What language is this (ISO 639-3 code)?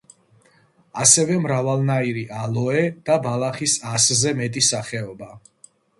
kat